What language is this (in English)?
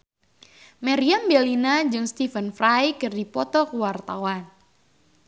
Sundanese